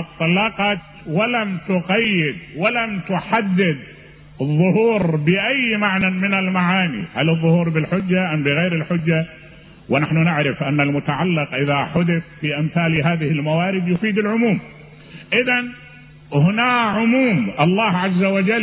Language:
Arabic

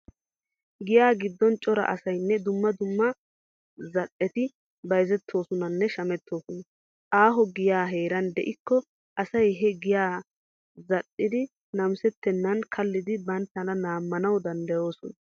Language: Wolaytta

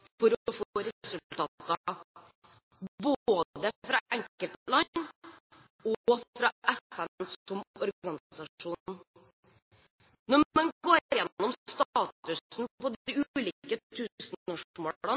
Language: Norwegian Bokmål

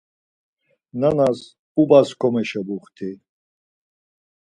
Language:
Laz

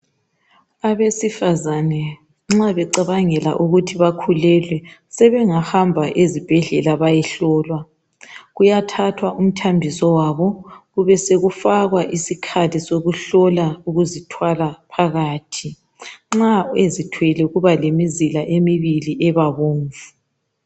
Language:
North Ndebele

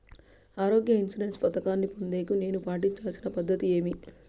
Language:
Telugu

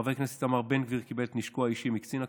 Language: Hebrew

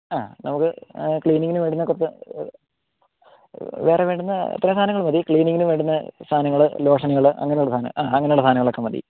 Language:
Malayalam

